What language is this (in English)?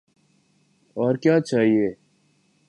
Urdu